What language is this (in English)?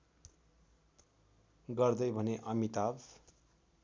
Nepali